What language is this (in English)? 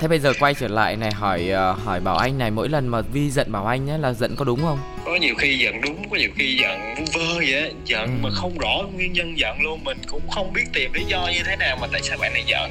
Vietnamese